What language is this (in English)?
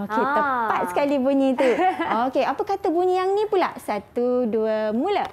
Malay